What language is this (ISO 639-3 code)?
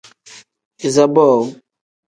kdh